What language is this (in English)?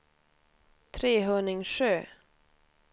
Swedish